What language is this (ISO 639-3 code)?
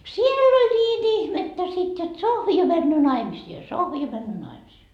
fin